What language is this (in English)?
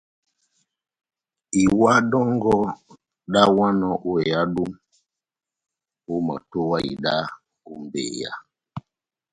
Batanga